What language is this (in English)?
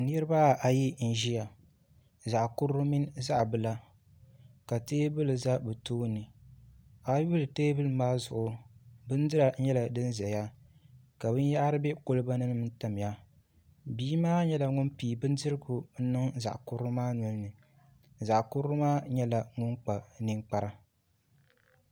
Dagbani